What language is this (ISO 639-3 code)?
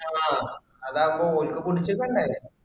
mal